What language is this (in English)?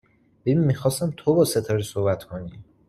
Persian